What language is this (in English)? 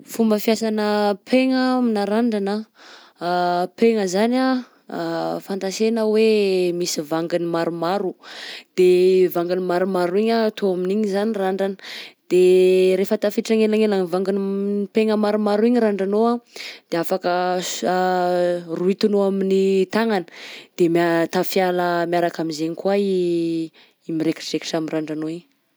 Southern Betsimisaraka Malagasy